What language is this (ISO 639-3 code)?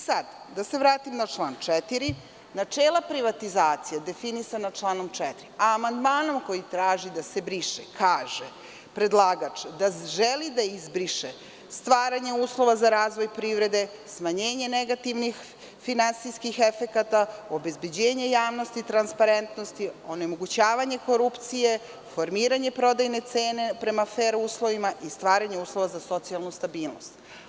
srp